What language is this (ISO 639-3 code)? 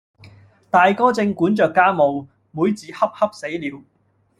yue